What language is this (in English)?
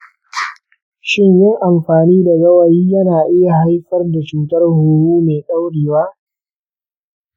Hausa